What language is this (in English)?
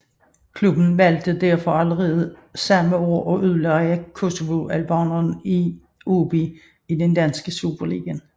Danish